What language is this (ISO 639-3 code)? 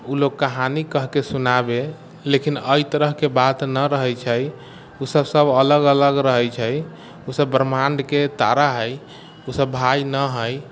mai